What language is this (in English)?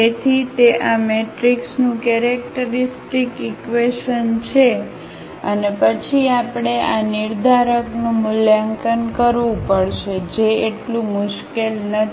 Gujarati